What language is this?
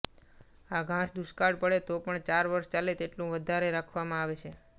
Gujarati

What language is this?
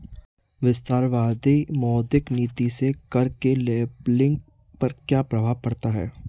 Hindi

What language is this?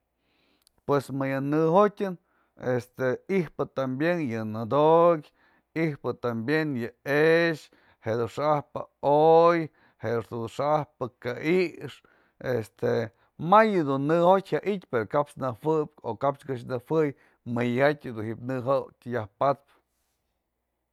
Mazatlán Mixe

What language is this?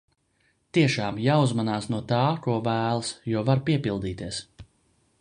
Latvian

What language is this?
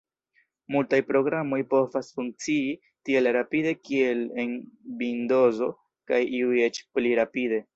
Esperanto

